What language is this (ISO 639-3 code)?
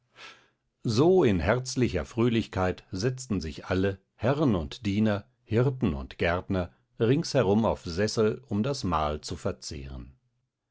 deu